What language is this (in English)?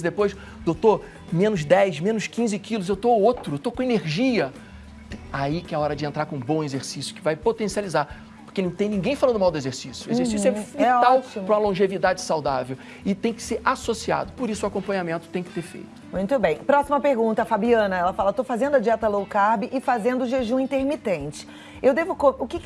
Portuguese